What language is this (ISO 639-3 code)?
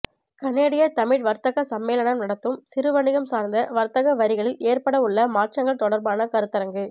tam